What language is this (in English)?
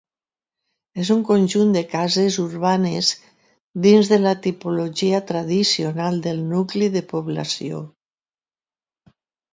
Catalan